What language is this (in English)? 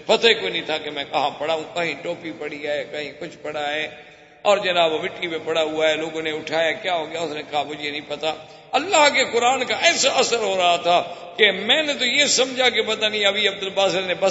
Urdu